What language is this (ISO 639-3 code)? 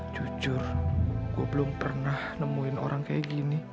ind